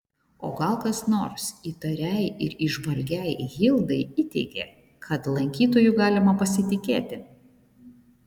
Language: Lithuanian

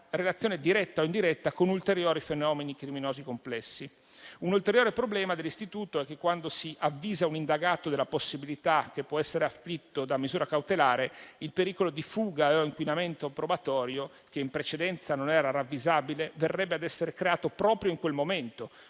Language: Italian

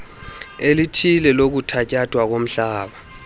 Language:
Xhosa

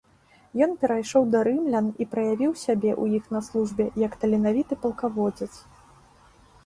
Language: Belarusian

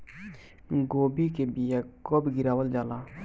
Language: Bhojpuri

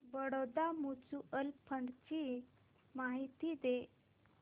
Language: Marathi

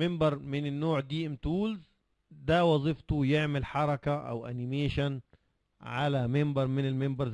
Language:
Arabic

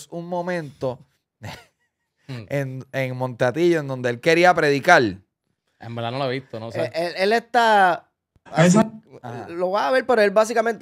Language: Spanish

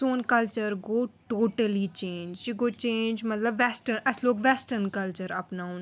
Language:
Kashmiri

